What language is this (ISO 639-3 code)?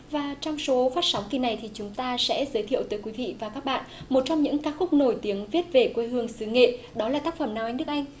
vie